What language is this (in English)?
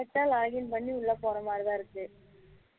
Tamil